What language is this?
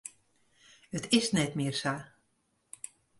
Western Frisian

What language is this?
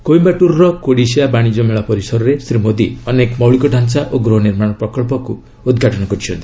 Odia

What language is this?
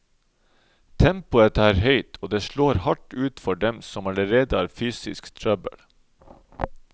Norwegian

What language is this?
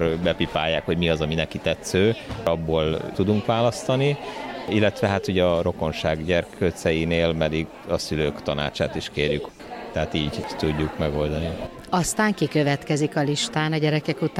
Hungarian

